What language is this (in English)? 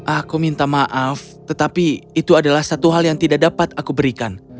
Indonesian